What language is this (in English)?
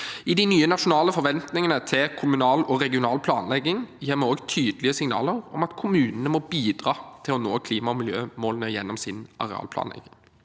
Norwegian